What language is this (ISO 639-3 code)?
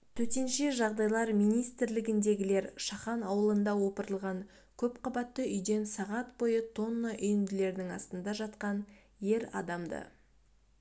kaz